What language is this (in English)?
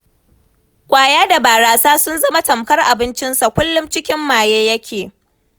Hausa